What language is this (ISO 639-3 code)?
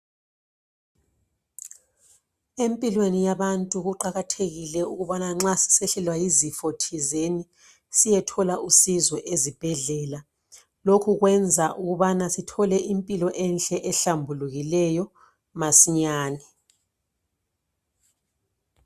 nde